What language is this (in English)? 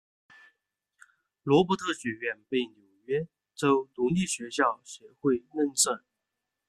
Chinese